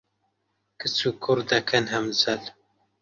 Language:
Central Kurdish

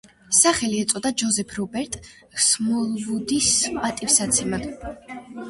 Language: Georgian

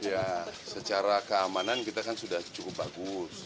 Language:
Indonesian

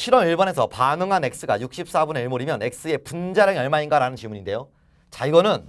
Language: Korean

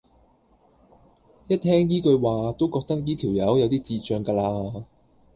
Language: Cantonese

